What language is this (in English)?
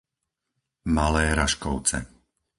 Slovak